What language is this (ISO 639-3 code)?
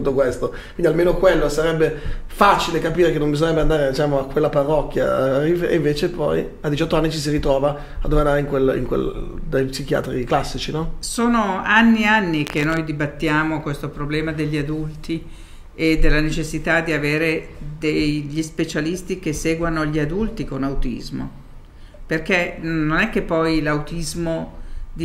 ita